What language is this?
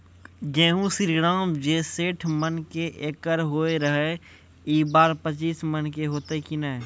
Maithili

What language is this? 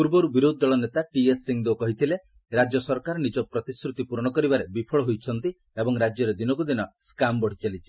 Odia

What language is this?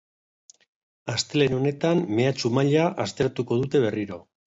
Basque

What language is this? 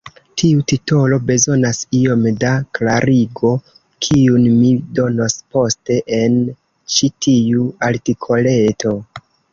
Esperanto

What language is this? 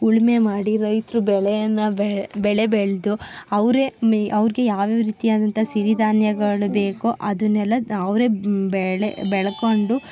Kannada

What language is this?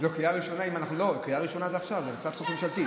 Hebrew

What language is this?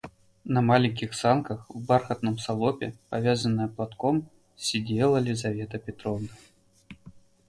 Russian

